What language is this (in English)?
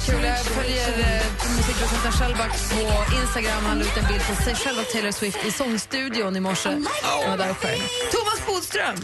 Swedish